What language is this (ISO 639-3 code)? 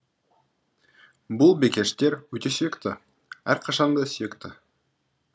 kaz